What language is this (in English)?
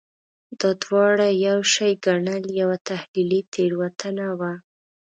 Pashto